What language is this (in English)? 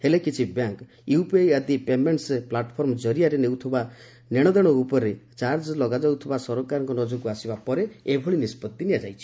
Odia